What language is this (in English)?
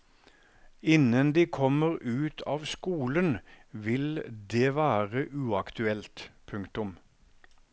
Norwegian